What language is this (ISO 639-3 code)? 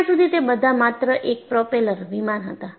guj